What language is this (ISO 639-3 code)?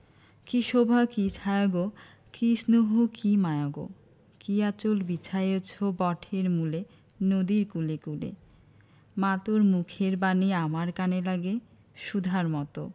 ben